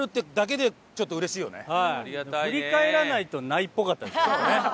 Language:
Japanese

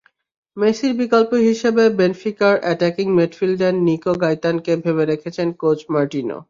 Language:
Bangla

